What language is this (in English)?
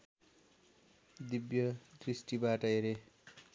Nepali